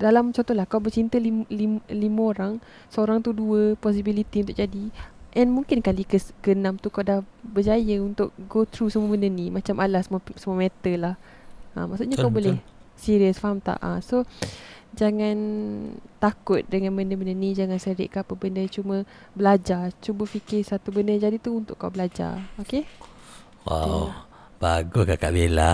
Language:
Malay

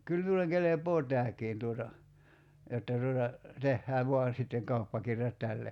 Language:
Finnish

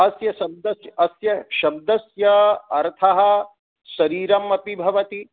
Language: Sanskrit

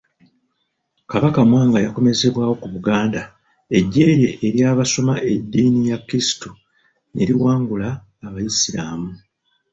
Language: Ganda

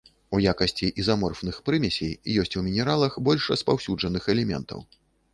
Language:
Belarusian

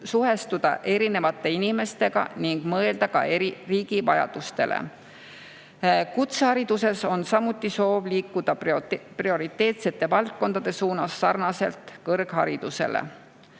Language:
Estonian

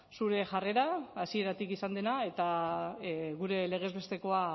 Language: Basque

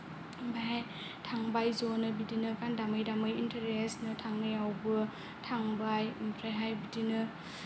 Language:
Bodo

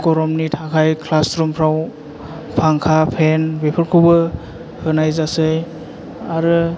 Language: Bodo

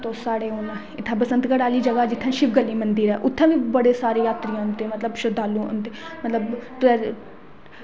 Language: Dogri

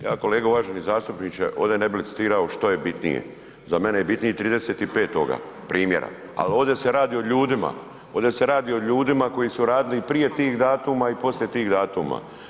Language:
Croatian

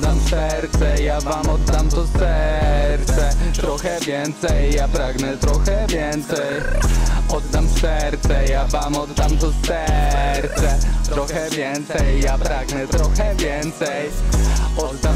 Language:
Polish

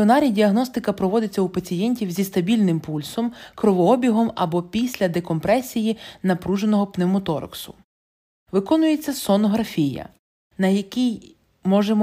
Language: Ukrainian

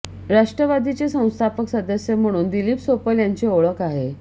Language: Marathi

